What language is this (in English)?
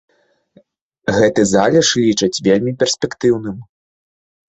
Belarusian